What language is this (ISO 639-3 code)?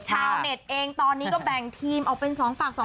tha